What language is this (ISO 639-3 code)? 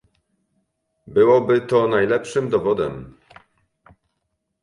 pol